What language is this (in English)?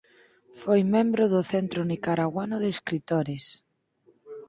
Galician